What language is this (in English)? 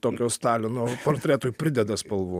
Lithuanian